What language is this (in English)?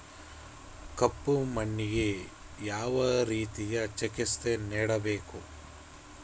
Kannada